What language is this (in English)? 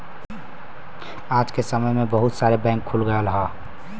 Bhojpuri